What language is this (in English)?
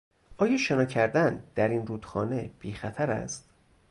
Persian